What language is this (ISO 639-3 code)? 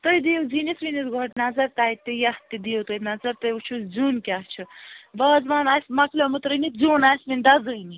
kas